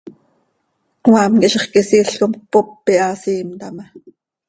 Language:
Seri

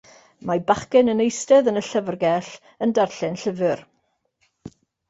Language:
Welsh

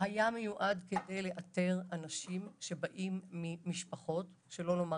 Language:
Hebrew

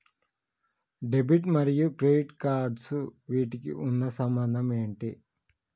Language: Telugu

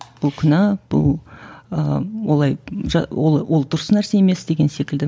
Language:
Kazakh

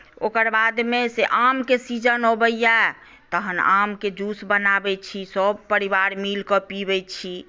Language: Maithili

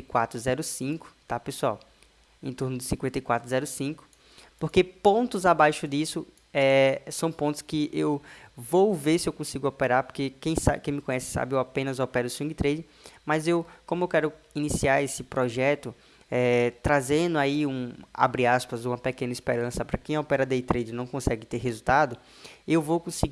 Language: Portuguese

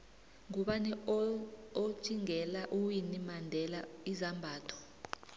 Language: South Ndebele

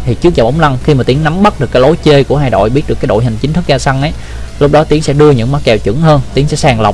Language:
Vietnamese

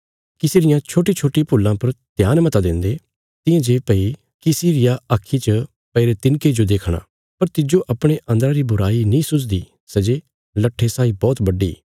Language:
Bilaspuri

